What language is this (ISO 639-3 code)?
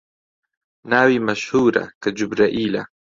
ckb